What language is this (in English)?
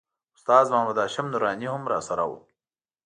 Pashto